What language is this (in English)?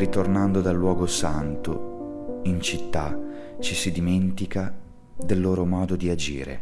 Italian